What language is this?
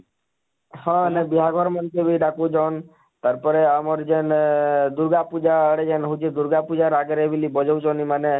Odia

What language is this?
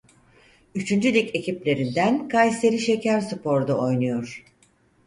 Turkish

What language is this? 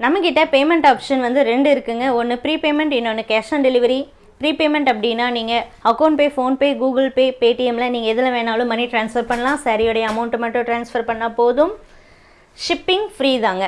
Tamil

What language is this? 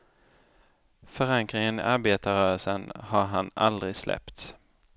Swedish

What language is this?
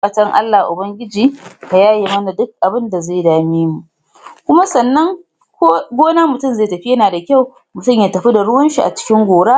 Hausa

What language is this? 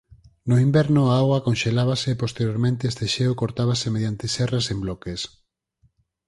Galician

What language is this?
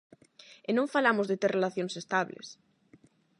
Galician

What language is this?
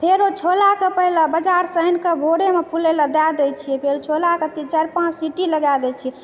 Maithili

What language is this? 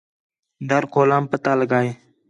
Khetrani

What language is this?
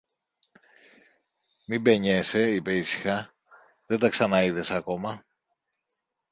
Greek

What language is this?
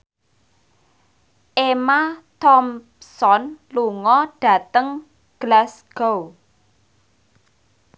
Javanese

